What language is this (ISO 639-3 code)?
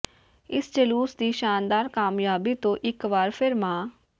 pan